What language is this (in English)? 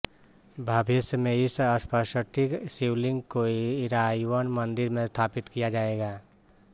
Hindi